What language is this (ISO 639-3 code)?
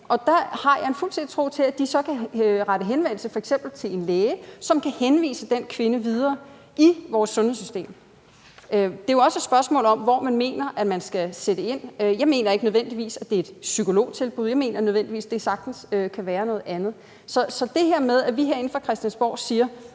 dan